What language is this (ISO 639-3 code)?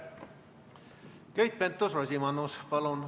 est